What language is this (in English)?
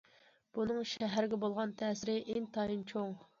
Uyghur